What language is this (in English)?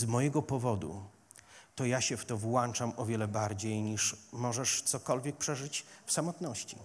Polish